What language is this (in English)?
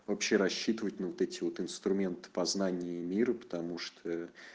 Russian